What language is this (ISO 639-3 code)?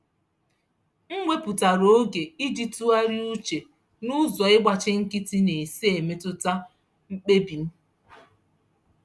ibo